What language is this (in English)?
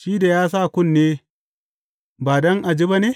Hausa